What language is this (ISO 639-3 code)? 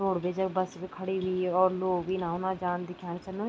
gbm